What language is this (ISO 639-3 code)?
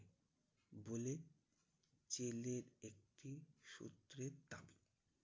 ben